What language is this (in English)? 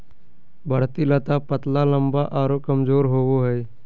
Magahi